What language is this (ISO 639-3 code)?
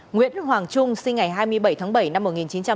vie